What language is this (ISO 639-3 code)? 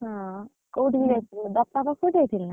ori